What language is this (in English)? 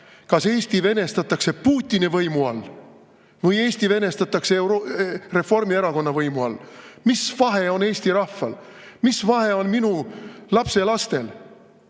Estonian